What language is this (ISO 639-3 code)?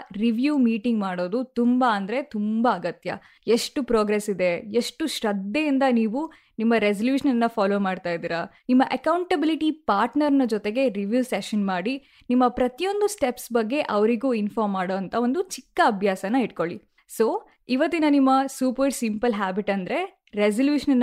kan